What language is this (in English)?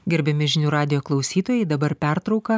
Lithuanian